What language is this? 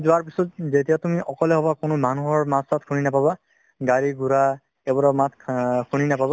Assamese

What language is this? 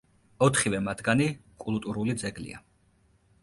Georgian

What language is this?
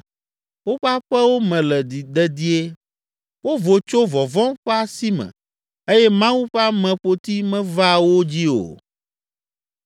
Ewe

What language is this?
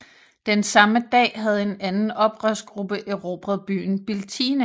Danish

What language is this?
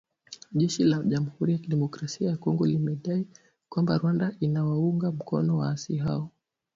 Swahili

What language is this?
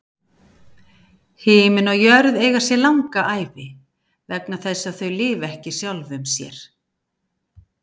Icelandic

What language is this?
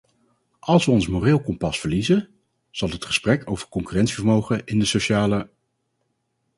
Dutch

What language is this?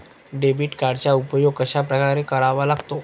Marathi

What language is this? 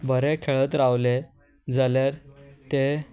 Konkani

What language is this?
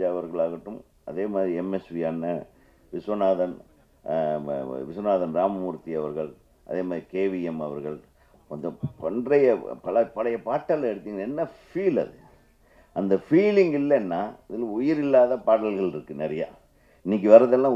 Tamil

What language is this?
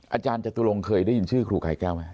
Thai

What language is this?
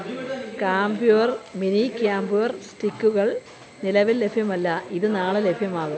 Malayalam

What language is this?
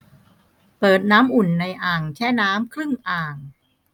Thai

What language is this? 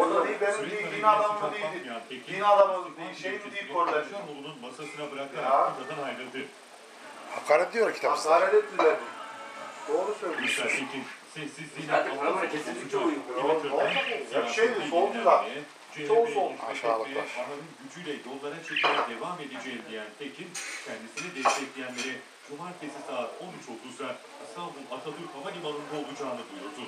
Turkish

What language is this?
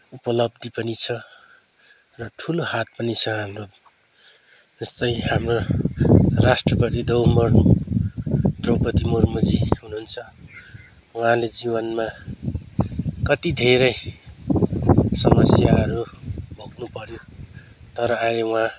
Nepali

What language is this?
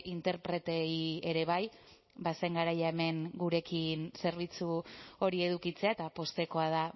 Basque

